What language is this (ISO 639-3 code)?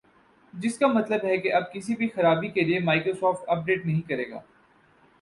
urd